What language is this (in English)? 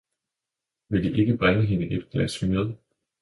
Danish